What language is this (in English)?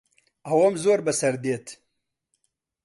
Central Kurdish